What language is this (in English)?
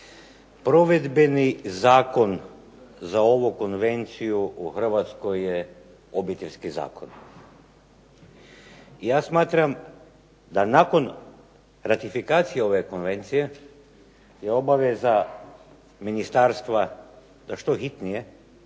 Croatian